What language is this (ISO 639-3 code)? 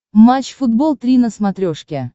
rus